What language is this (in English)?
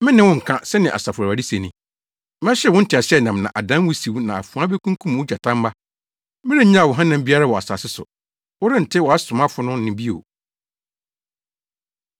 Akan